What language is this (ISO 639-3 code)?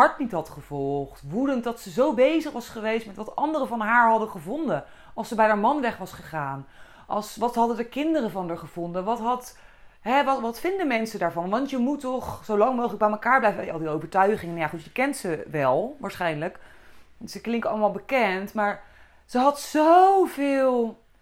nld